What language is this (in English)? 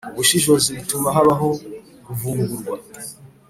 Kinyarwanda